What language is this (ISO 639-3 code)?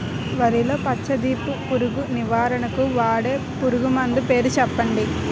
tel